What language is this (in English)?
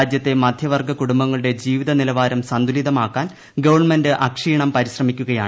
Malayalam